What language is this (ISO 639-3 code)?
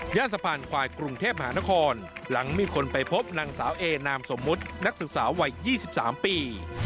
tha